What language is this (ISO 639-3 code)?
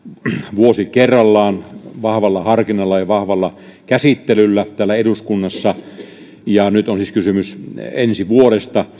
fin